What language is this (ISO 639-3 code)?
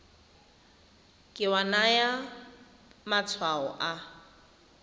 tsn